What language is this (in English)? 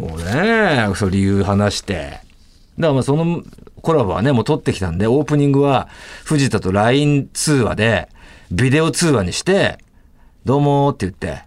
Japanese